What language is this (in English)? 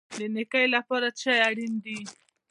Pashto